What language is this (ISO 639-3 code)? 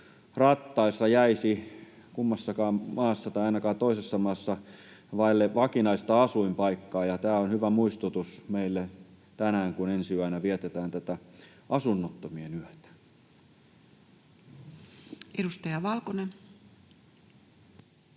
fin